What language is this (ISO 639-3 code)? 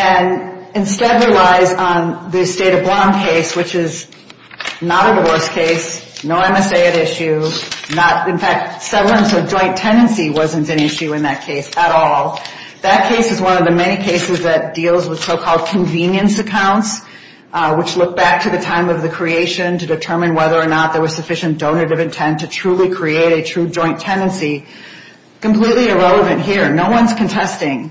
eng